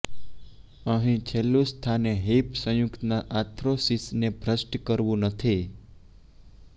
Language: Gujarati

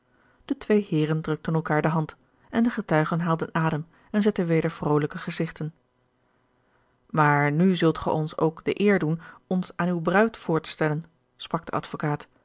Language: Dutch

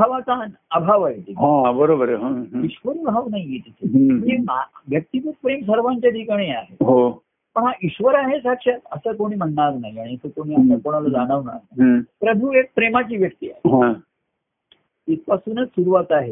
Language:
Marathi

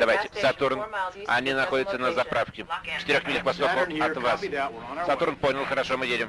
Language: Russian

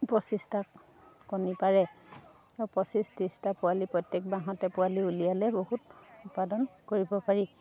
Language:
Assamese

